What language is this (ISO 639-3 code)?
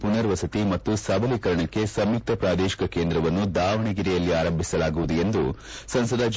kan